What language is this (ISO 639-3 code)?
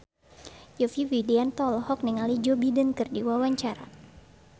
sun